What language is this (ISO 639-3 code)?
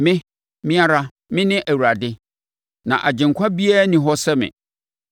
aka